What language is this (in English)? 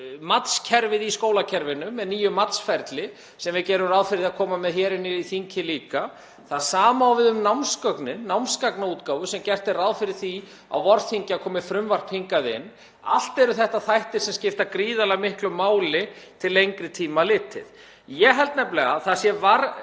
Icelandic